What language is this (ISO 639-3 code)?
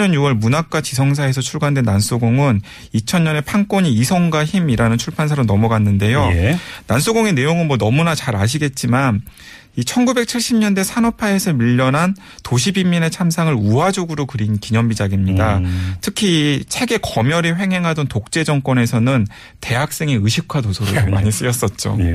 kor